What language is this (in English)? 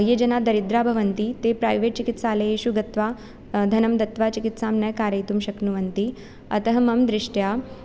Sanskrit